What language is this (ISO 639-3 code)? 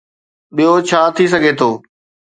snd